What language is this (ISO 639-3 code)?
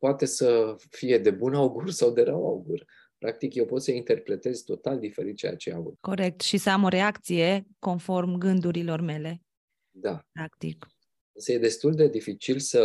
ron